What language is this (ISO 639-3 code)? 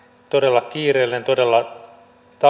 fin